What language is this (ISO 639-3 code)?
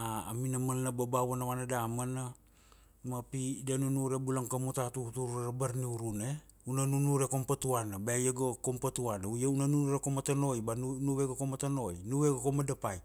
ksd